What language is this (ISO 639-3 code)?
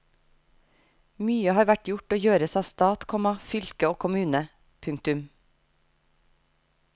nor